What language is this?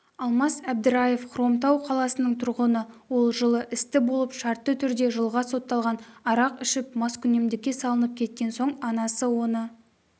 Kazakh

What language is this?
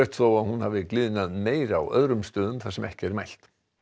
Icelandic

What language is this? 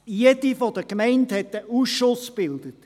Swiss German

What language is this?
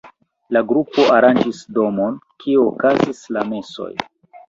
Esperanto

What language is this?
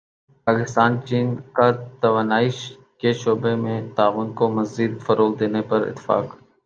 Urdu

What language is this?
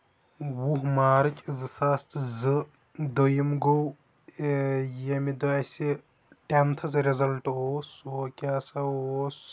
Kashmiri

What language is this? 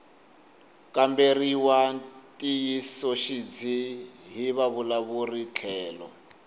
Tsonga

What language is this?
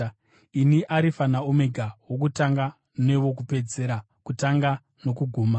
Shona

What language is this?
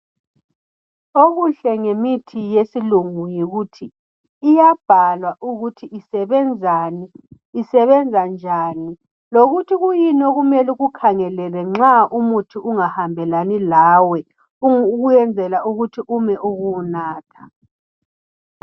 North Ndebele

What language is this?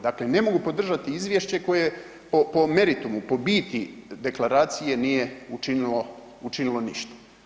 Croatian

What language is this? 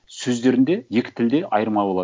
Kazakh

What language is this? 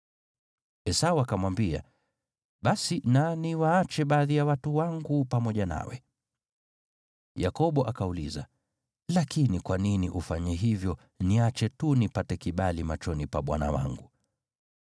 Swahili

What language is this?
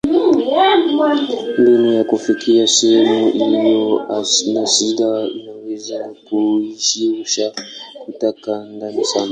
Swahili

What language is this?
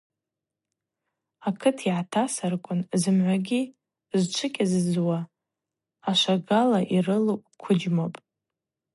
Abaza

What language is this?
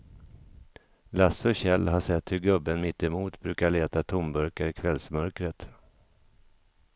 Swedish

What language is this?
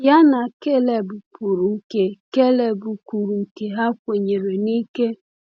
Igbo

